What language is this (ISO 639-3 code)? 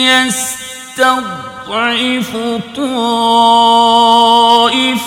ara